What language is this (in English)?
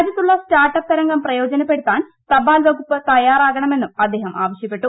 Malayalam